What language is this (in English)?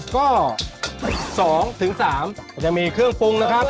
Thai